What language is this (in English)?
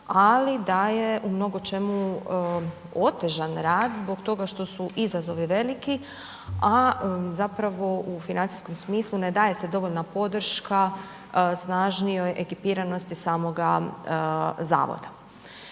Croatian